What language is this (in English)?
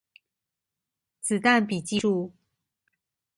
Chinese